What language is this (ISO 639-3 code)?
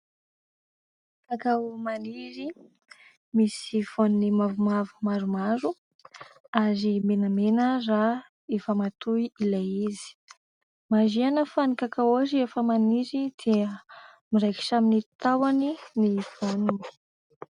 mlg